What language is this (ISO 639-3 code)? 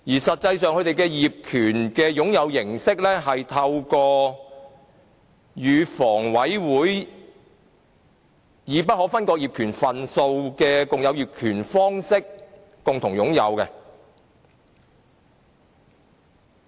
yue